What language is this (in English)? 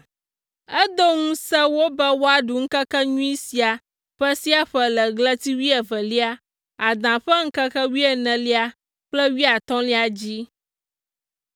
Ewe